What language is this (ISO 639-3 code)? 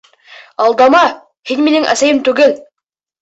bak